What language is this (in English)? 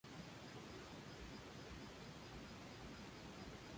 Spanish